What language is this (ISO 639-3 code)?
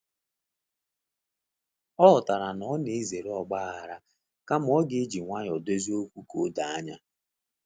ibo